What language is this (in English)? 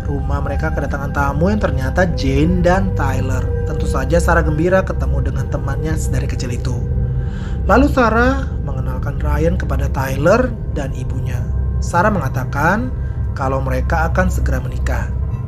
Indonesian